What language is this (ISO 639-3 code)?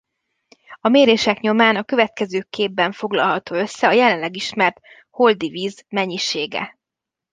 hun